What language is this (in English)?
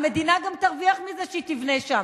Hebrew